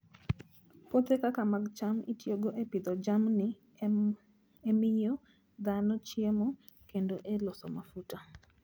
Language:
Luo (Kenya and Tanzania)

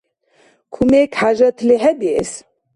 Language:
Dargwa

